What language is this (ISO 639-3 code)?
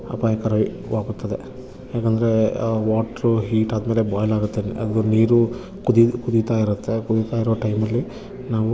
kan